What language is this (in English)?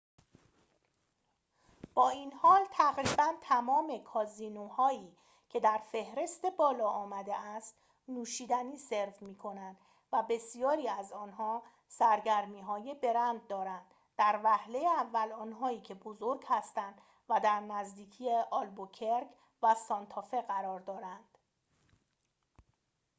Persian